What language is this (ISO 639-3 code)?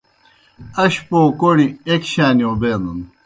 plk